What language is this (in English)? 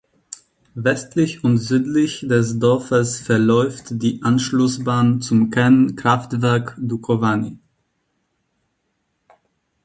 German